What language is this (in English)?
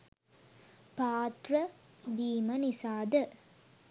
Sinhala